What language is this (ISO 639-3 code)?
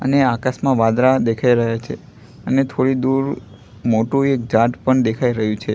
guj